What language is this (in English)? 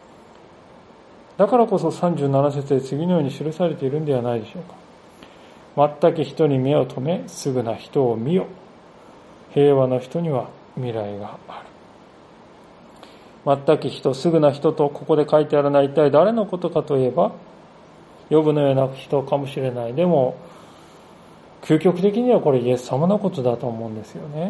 Japanese